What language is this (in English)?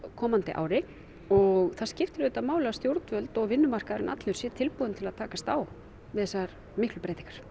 Icelandic